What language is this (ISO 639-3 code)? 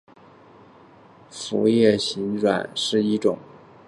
zho